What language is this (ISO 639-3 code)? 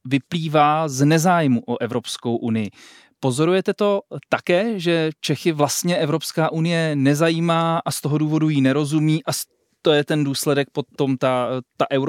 ces